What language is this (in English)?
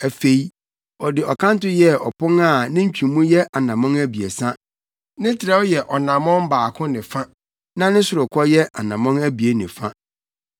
Akan